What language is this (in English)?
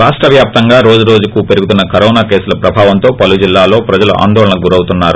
Telugu